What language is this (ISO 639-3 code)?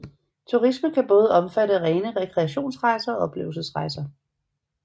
dan